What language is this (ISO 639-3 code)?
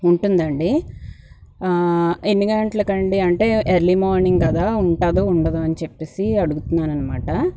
tel